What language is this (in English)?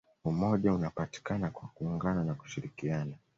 Swahili